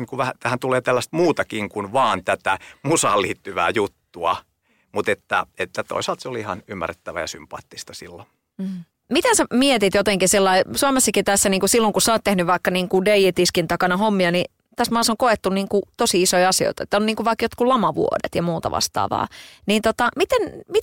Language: Finnish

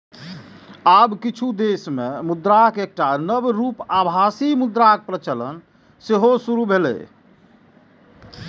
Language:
Maithili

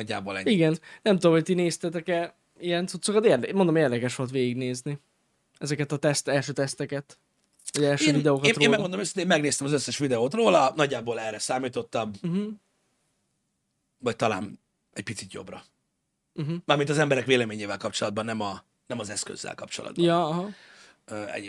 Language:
Hungarian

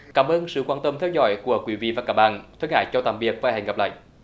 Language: Vietnamese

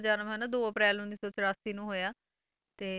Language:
Punjabi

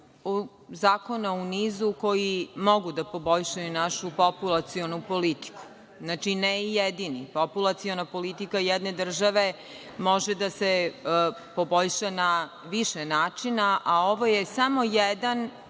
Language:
Serbian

